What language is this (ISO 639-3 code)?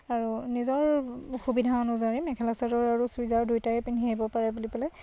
asm